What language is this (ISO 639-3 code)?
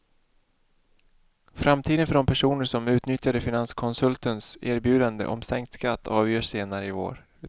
swe